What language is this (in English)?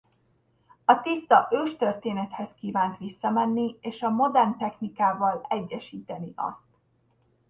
Hungarian